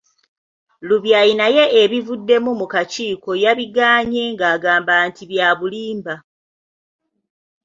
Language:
Ganda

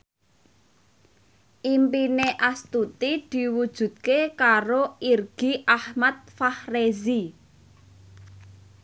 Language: Javanese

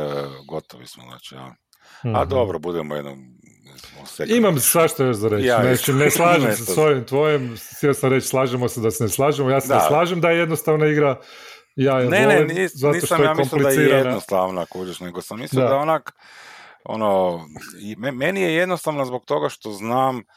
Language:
Croatian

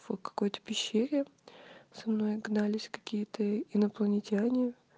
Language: Russian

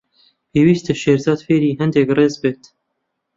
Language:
Central Kurdish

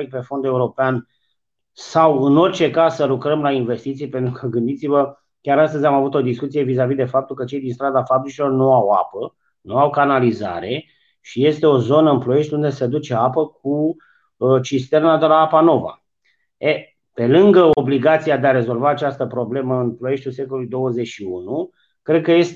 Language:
Romanian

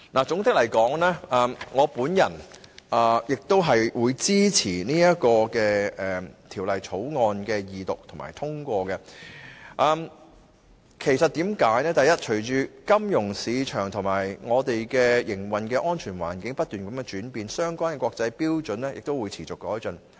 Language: Cantonese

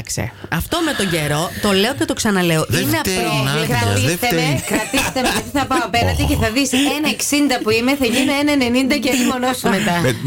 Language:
Greek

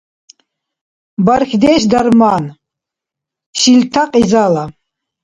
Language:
Dargwa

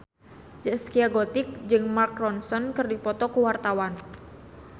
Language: Sundanese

